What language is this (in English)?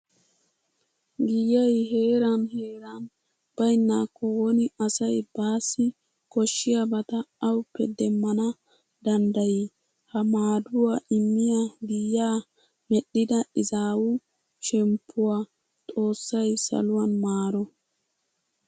Wolaytta